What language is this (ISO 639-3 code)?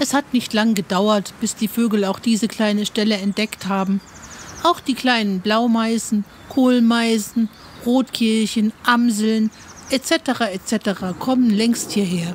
deu